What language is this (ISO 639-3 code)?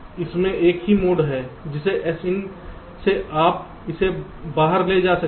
hin